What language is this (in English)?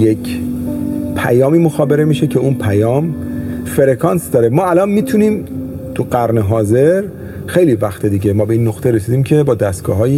Persian